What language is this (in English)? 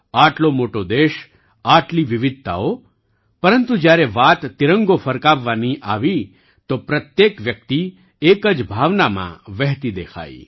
Gujarati